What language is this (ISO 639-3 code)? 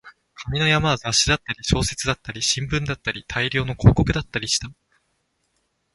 jpn